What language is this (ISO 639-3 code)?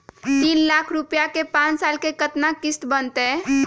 mag